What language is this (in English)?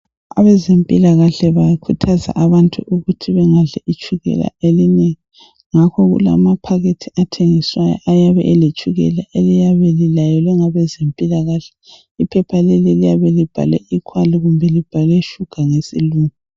North Ndebele